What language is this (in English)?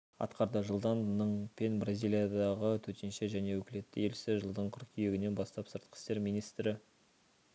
Kazakh